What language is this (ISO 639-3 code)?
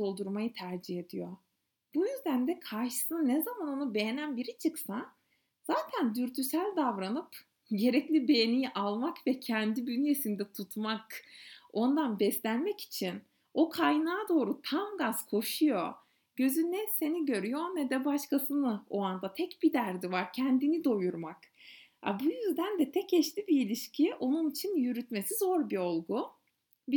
tur